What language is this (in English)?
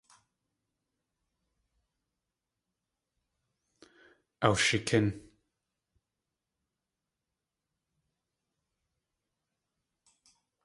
Tlingit